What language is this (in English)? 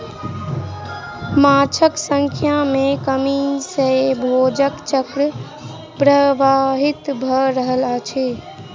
Maithili